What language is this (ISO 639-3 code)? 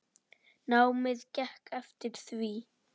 isl